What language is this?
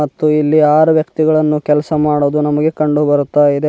Kannada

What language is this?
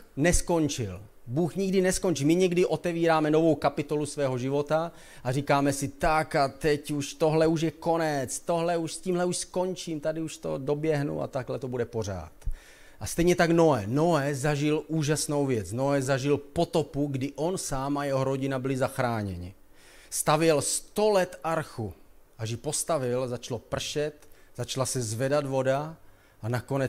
Czech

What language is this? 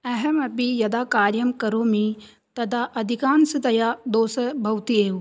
Sanskrit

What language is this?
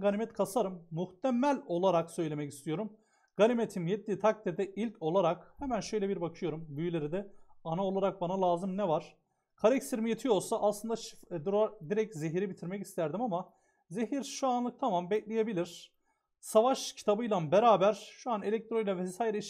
Turkish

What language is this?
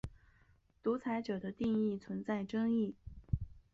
Chinese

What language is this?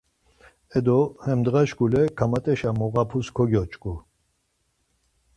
Laz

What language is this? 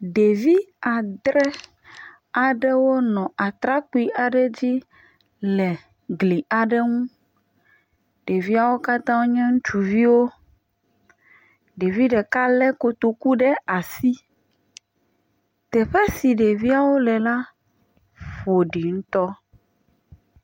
Ewe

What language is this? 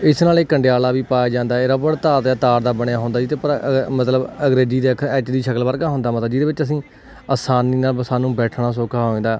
Punjabi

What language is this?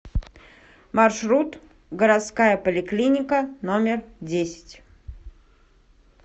Russian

